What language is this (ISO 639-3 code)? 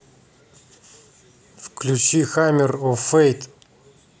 rus